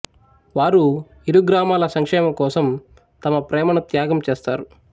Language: Telugu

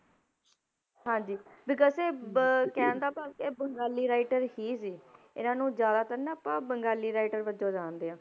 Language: Punjabi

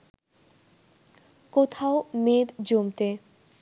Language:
Bangla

